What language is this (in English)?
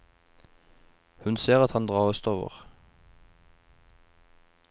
Norwegian